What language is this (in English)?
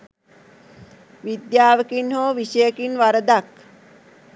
Sinhala